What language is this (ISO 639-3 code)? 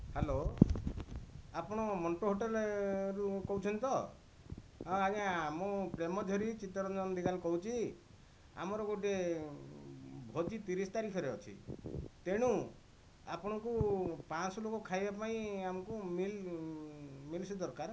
ori